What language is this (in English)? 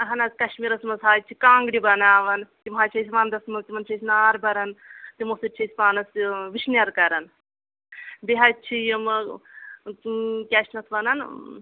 Kashmiri